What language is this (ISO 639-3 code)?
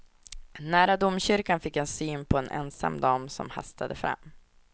swe